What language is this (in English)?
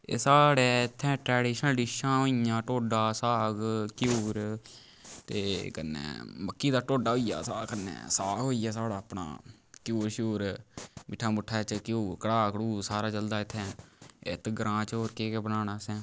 Dogri